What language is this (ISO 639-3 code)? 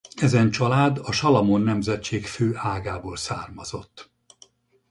hun